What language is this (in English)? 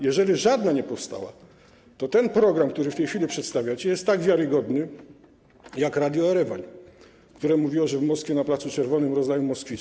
Polish